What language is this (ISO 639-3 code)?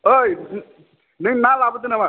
brx